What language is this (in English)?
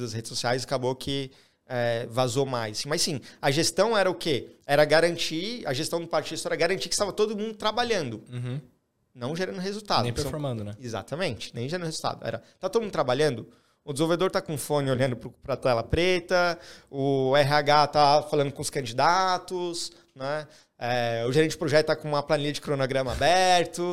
Portuguese